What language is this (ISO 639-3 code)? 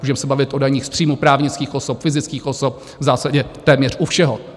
ces